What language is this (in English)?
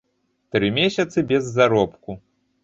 Belarusian